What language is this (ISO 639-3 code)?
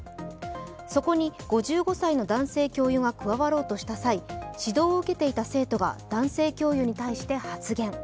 jpn